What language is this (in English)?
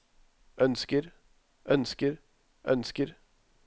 Norwegian